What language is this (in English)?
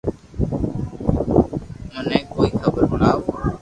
Loarki